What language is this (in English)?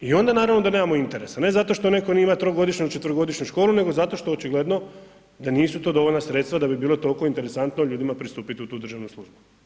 Croatian